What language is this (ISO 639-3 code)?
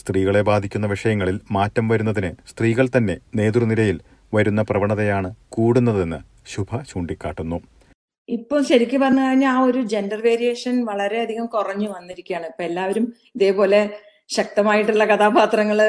mal